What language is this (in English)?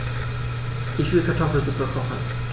German